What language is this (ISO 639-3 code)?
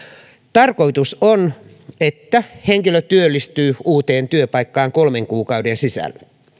fin